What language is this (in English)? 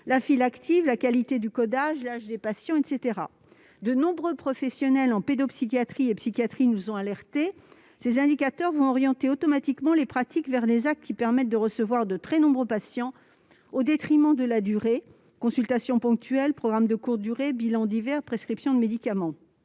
French